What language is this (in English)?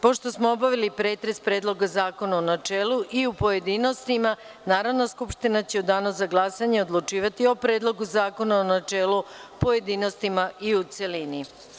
Serbian